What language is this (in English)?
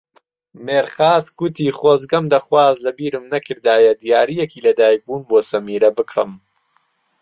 Central Kurdish